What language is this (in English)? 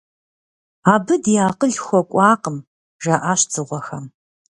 Kabardian